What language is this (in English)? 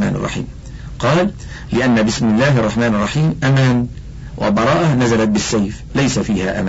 Arabic